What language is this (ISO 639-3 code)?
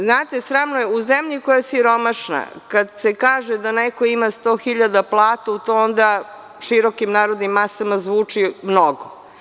srp